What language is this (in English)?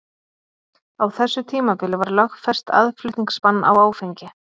Icelandic